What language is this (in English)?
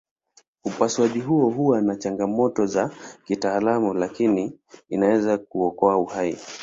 Swahili